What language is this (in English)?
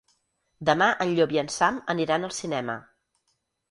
Catalan